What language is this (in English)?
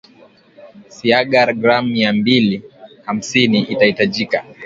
Swahili